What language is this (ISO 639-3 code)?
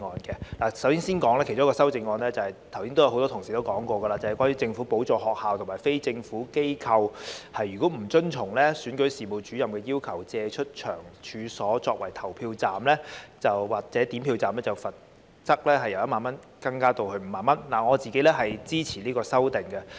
yue